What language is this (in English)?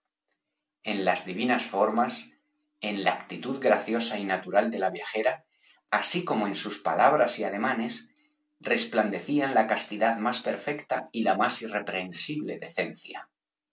Spanish